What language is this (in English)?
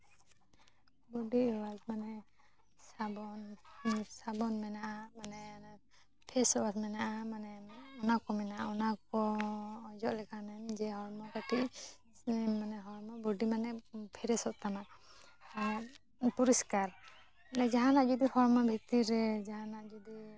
Santali